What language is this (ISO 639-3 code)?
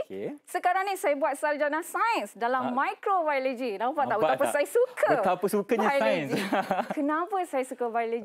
msa